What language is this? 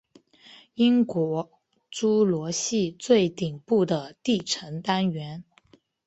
Chinese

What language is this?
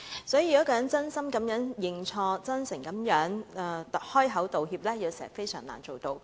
Cantonese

